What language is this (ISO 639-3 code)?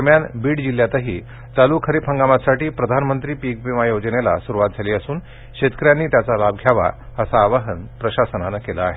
mar